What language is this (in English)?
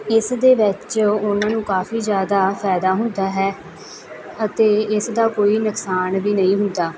Punjabi